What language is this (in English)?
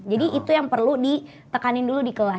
Indonesian